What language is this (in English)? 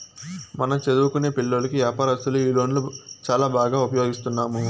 Telugu